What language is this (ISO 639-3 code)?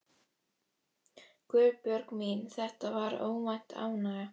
isl